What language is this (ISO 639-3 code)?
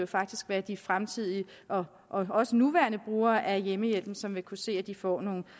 dan